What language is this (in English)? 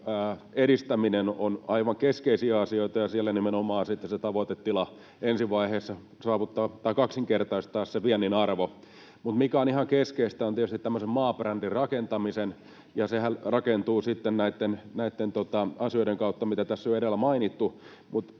Finnish